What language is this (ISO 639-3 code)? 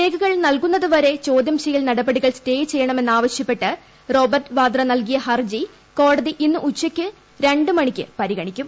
mal